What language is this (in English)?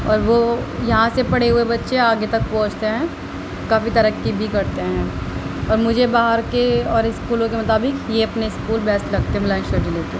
Urdu